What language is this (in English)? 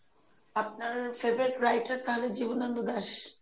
Bangla